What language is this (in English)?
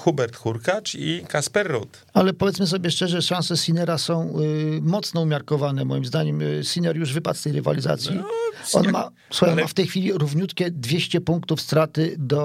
Polish